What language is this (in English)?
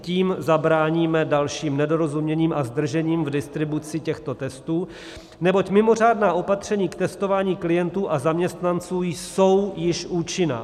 Czech